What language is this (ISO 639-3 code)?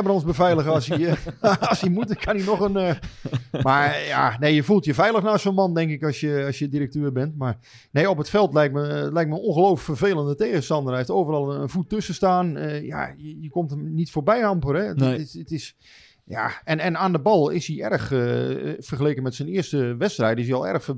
nld